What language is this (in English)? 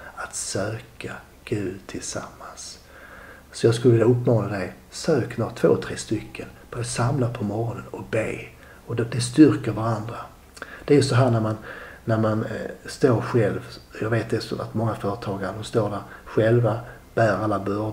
Swedish